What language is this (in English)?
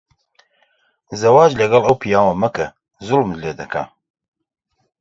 Central Kurdish